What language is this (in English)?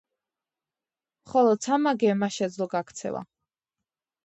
Georgian